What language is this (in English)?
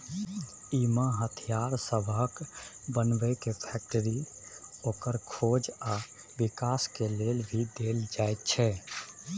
Maithili